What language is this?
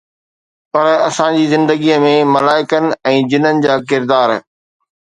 Sindhi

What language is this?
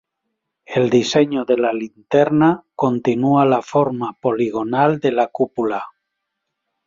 Spanish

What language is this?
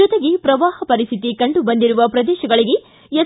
Kannada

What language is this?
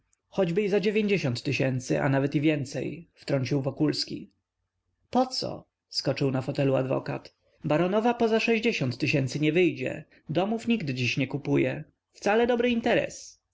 Polish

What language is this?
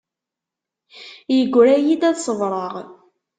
Kabyle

